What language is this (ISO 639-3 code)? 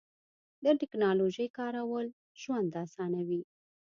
pus